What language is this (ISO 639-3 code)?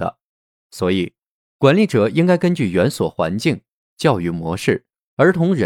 zho